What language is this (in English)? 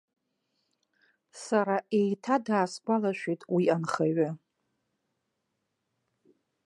Abkhazian